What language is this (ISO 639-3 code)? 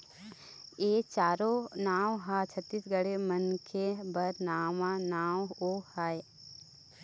hne